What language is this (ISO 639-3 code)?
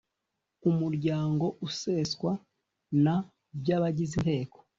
kin